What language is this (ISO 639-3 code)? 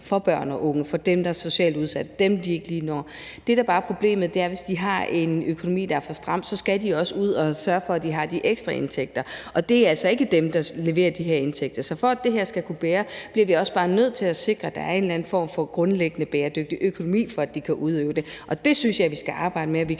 dan